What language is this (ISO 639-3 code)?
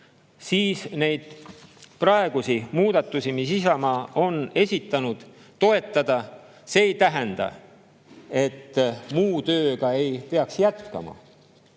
est